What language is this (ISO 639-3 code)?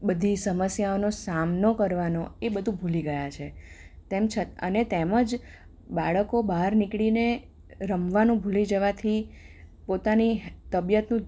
guj